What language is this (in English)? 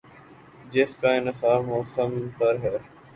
Urdu